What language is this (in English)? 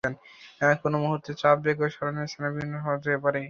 Bangla